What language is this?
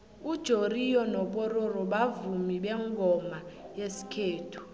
South Ndebele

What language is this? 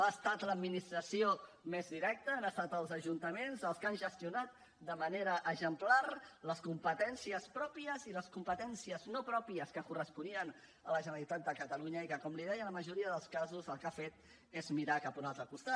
Catalan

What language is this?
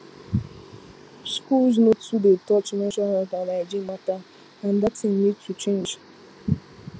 Nigerian Pidgin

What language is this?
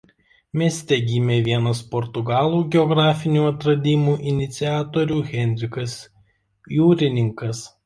Lithuanian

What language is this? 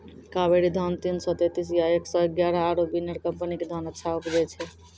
Maithili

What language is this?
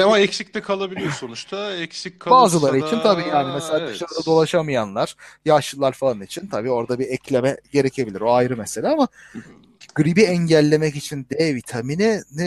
Turkish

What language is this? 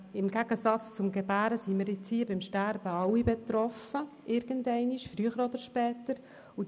Swiss German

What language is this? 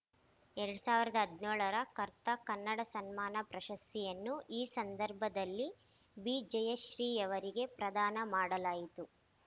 Kannada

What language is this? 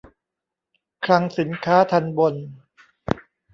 Thai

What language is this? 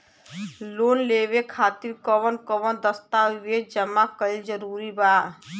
Bhojpuri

